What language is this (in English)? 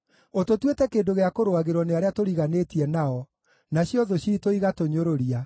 Kikuyu